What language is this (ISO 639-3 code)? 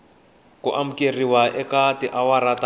tso